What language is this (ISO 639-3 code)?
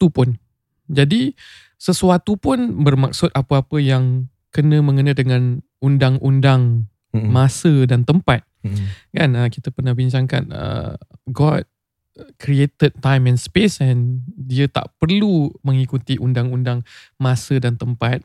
msa